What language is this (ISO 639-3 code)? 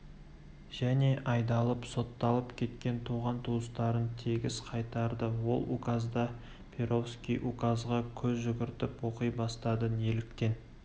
kaz